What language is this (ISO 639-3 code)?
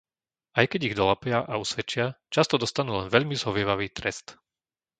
slk